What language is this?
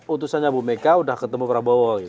Indonesian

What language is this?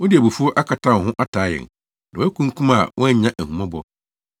Akan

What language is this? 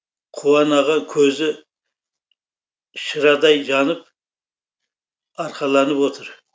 Kazakh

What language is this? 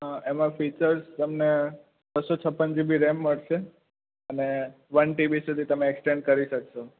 Gujarati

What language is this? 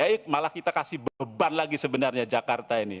Indonesian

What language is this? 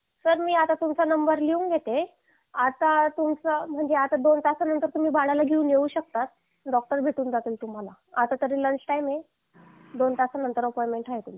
Marathi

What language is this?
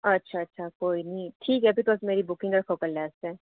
Dogri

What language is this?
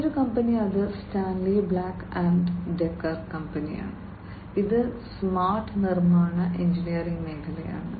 Malayalam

